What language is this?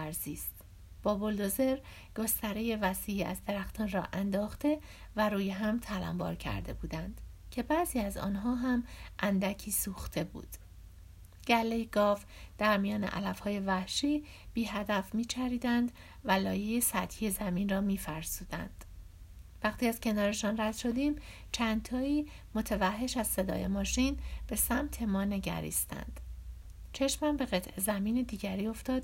Persian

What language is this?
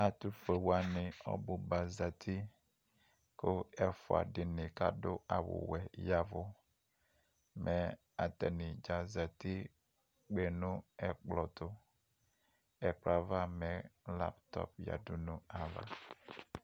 Ikposo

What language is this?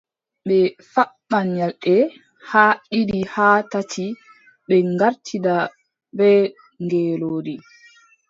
Adamawa Fulfulde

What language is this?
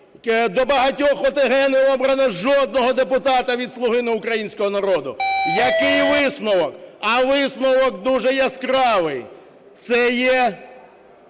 Ukrainian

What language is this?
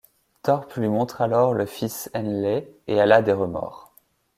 French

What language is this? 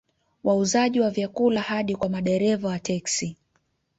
Swahili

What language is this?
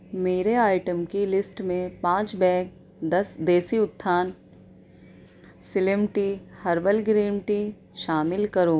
Urdu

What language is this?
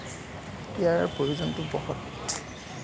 Assamese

